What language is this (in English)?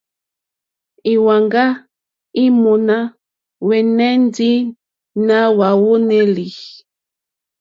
Mokpwe